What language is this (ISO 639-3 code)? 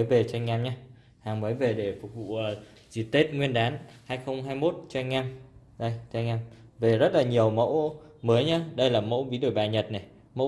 vie